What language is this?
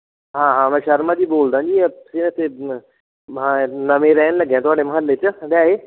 Punjabi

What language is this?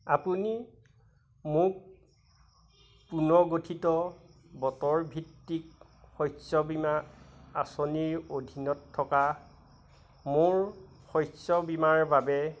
Assamese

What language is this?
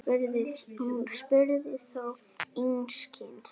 Icelandic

